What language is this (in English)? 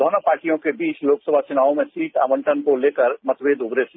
Hindi